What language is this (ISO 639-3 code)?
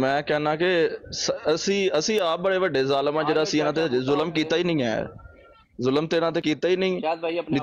pan